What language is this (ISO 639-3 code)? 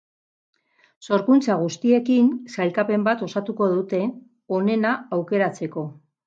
eus